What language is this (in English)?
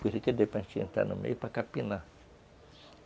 Portuguese